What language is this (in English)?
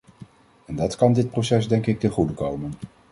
Dutch